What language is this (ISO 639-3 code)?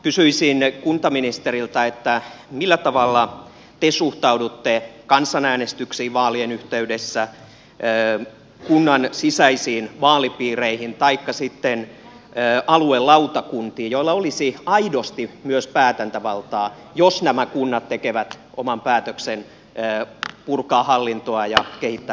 fin